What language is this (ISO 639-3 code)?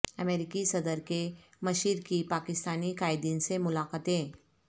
urd